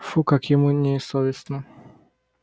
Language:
Russian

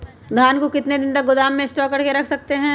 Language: Magahi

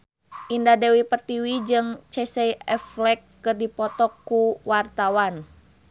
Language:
Sundanese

